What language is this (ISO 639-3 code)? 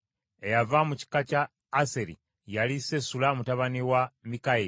lug